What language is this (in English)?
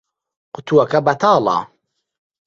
Central Kurdish